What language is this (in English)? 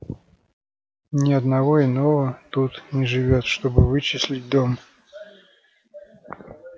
Russian